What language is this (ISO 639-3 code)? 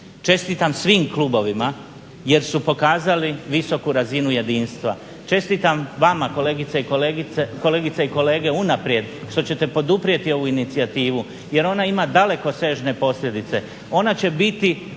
hrv